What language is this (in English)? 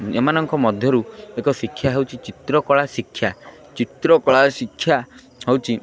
Odia